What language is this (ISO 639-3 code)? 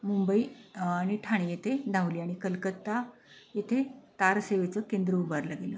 mar